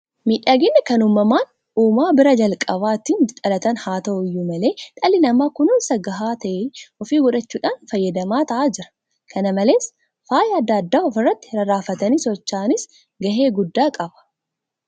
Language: Oromo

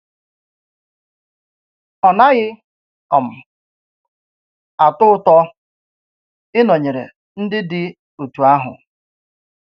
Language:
Igbo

